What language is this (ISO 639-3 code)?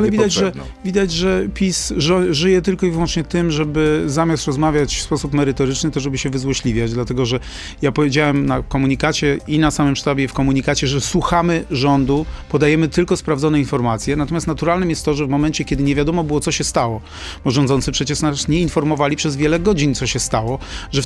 pol